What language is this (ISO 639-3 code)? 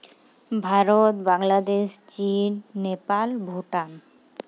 sat